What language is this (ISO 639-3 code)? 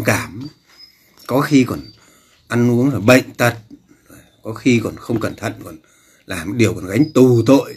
vie